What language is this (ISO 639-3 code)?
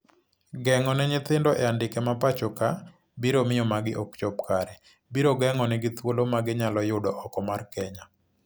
luo